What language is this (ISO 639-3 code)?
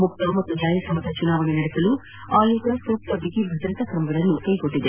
kan